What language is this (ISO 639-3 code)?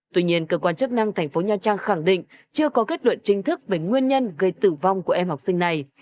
vie